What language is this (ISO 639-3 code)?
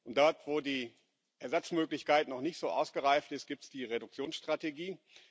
deu